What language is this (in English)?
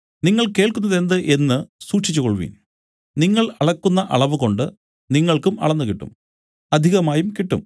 Malayalam